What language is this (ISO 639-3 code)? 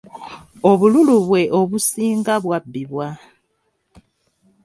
lug